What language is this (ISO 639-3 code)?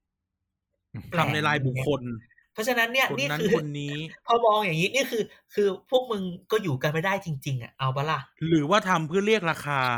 tha